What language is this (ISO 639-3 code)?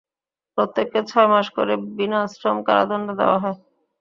ben